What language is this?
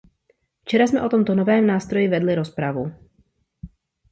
Czech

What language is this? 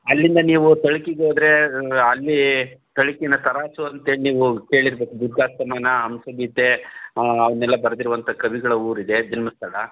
Kannada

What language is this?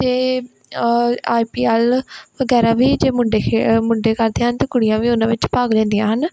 Punjabi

